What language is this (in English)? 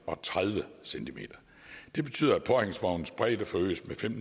Danish